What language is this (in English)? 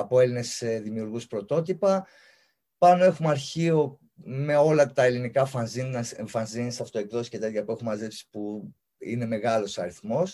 Greek